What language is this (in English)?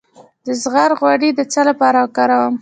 Pashto